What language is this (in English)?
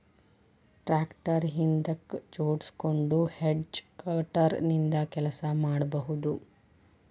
Kannada